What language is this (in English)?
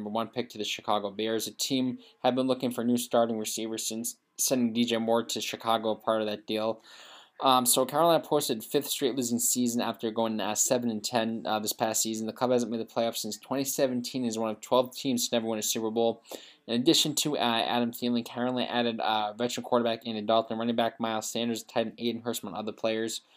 English